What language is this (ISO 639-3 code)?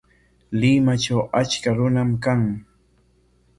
qwa